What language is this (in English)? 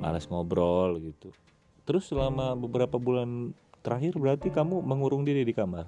Indonesian